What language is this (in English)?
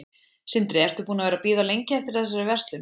Icelandic